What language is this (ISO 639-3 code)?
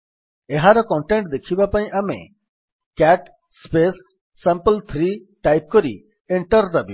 ori